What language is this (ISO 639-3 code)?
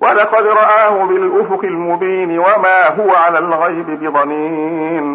ara